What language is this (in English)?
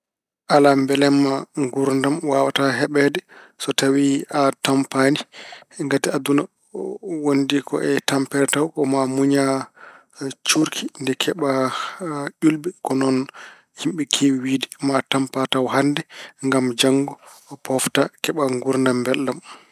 Fula